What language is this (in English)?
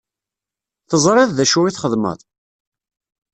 Kabyle